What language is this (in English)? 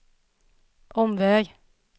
Swedish